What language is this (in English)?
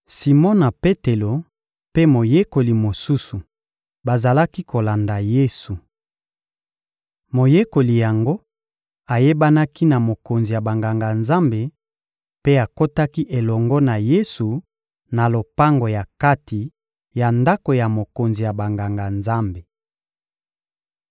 Lingala